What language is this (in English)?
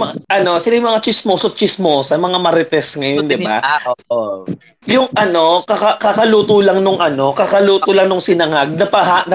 Filipino